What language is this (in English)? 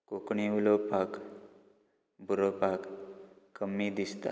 Konkani